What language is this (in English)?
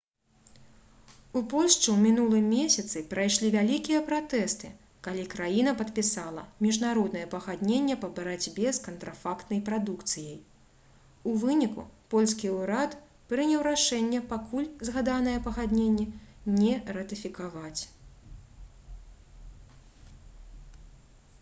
Belarusian